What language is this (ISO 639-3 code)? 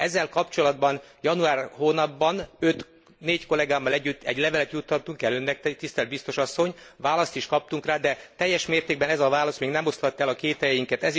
hun